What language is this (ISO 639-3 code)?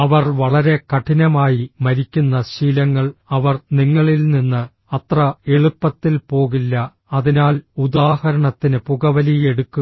mal